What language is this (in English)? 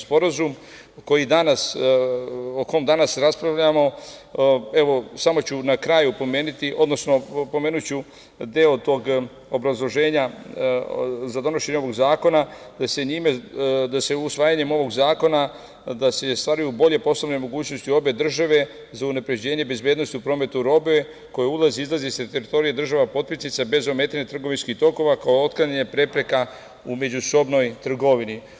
Serbian